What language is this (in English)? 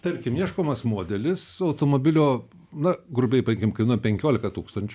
Lithuanian